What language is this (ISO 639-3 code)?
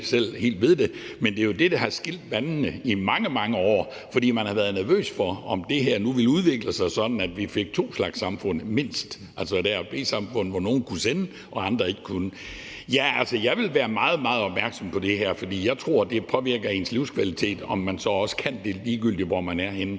dan